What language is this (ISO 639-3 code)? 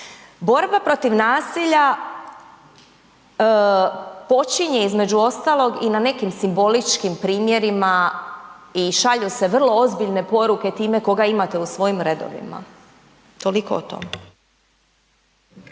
hrv